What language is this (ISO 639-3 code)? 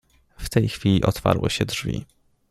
pol